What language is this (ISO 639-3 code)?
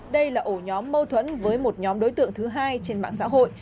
vie